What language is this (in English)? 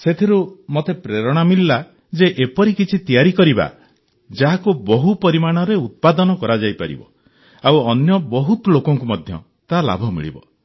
Odia